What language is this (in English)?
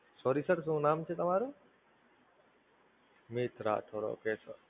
Gujarati